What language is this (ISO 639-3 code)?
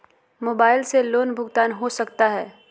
mag